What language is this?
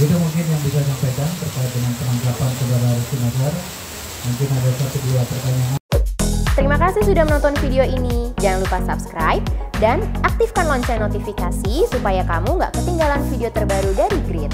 Indonesian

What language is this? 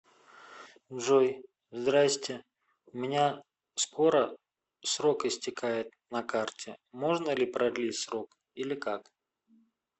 Russian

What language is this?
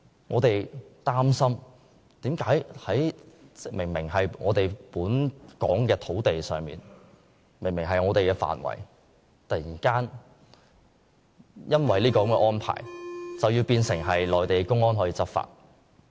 Cantonese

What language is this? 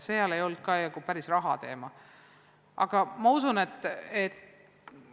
Estonian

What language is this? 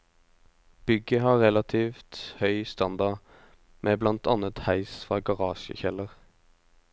Norwegian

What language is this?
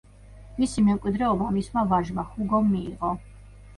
Georgian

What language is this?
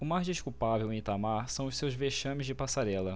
Portuguese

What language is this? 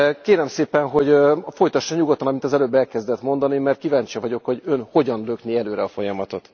Hungarian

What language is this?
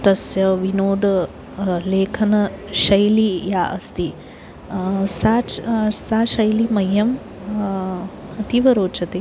Sanskrit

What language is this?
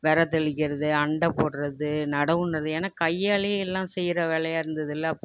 Tamil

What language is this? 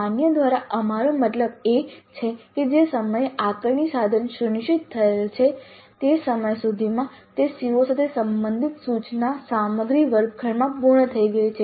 Gujarati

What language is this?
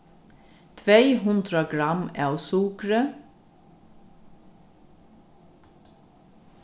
Faroese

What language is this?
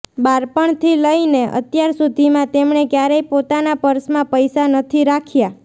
Gujarati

